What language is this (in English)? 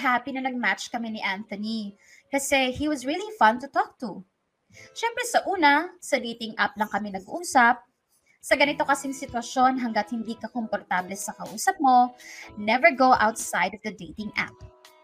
Filipino